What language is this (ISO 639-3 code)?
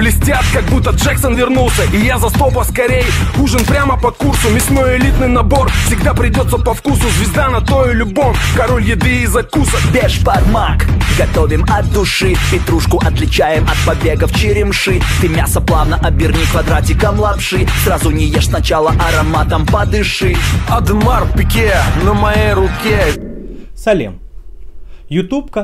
rus